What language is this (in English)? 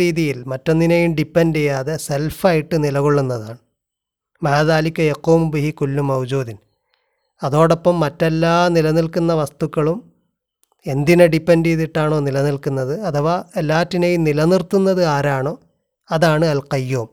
Malayalam